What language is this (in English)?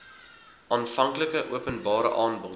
Afrikaans